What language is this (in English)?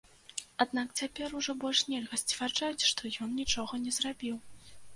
Belarusian